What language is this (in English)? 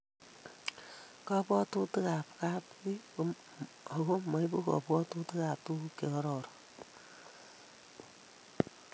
Kalenjin